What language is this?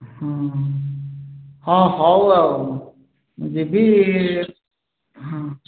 Odia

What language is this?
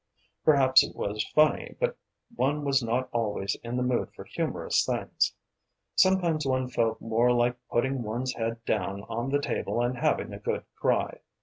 English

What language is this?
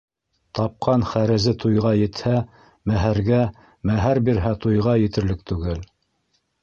Bashkir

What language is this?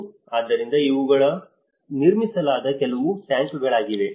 Kannada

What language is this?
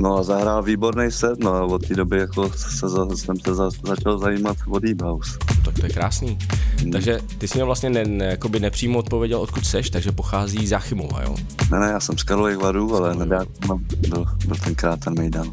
Czech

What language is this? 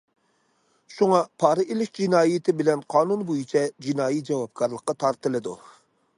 Uyghur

